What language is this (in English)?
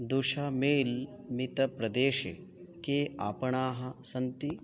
Sanskrit